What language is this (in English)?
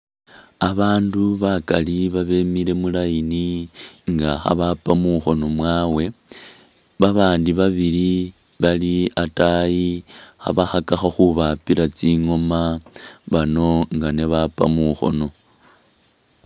Masaaba